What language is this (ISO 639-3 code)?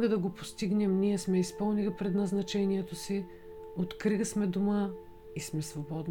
bul